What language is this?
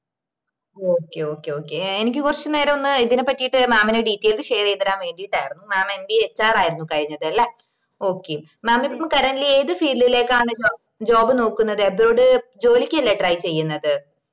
Malayalam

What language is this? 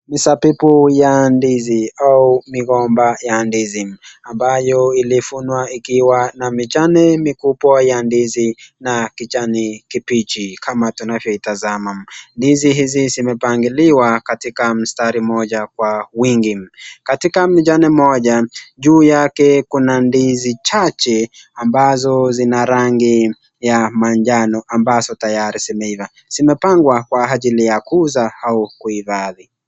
Swahili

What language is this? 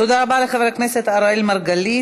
Hebrew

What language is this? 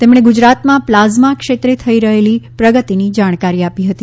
Gujarati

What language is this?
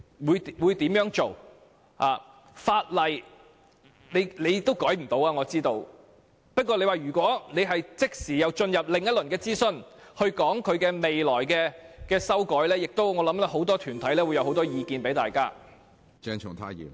Cantonese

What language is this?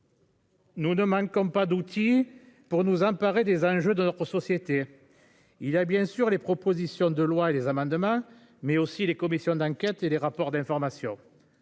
French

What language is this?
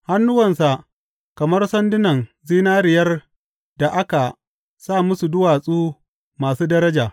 Hausa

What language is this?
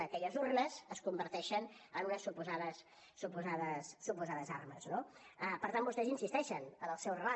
Catalan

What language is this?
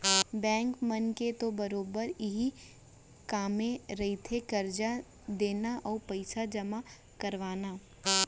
Chhattisgarhi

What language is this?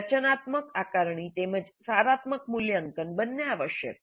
Gujarati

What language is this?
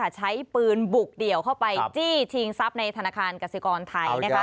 Thai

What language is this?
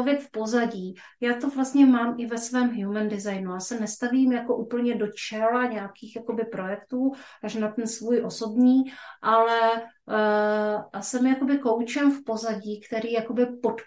Czech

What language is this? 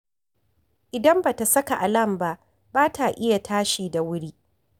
Hausa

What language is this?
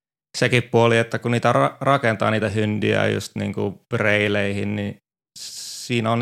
Finnish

